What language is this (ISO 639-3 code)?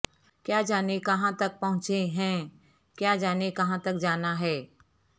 urd